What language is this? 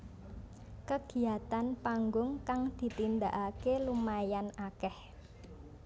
Javanese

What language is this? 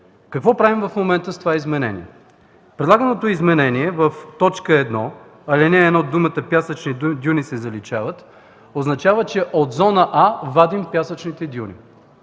Bulgarian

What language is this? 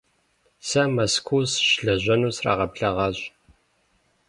Kabardian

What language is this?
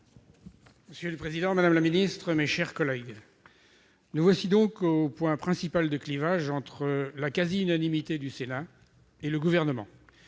French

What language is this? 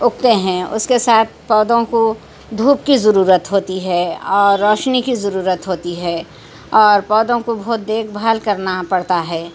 Urdu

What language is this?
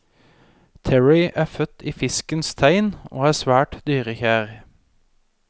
Norwegian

